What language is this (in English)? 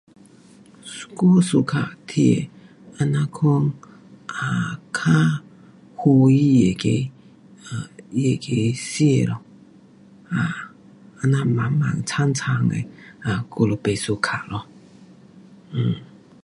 Pu-Xian Chinese